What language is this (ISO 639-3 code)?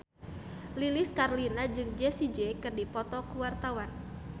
sun